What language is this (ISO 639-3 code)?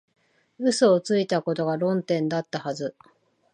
jpn